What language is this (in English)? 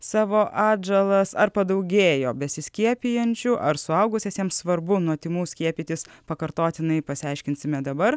Lithuanian